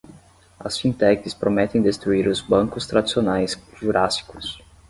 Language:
Portuguese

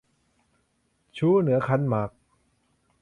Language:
Thai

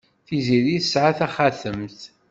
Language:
Kabyle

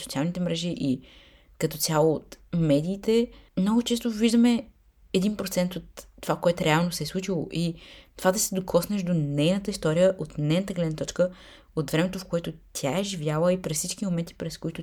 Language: Bulgarian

